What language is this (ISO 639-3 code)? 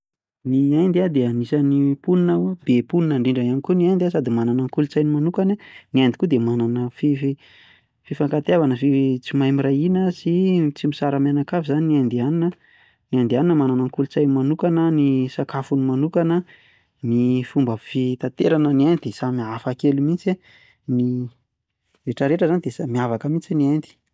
mlg